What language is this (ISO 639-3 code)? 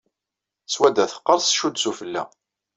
kab